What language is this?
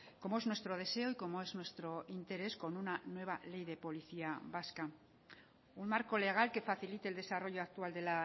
Spanish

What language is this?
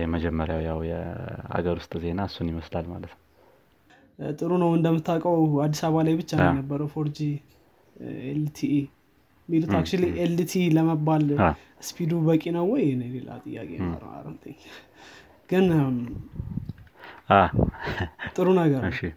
Amharic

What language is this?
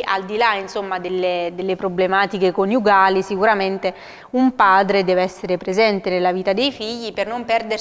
Italian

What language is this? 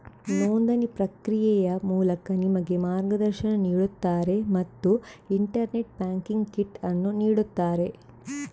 Kannada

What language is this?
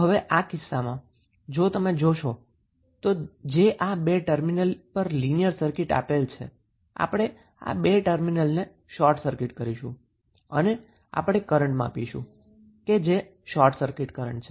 Gujarati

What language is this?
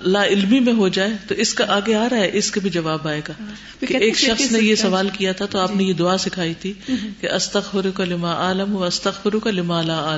Urdu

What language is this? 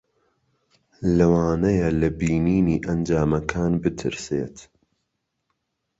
Central Kurdish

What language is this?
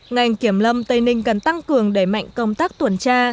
Vietnamese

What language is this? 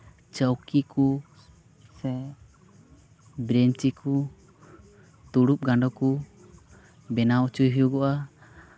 Santali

